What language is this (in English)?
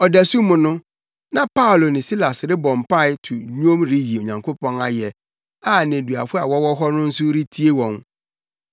Akan